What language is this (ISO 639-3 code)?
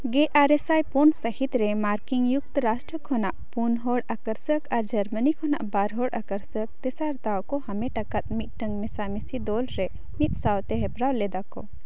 sat